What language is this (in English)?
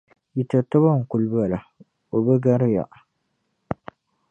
Dagbani